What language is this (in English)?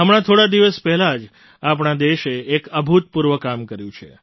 Gujarati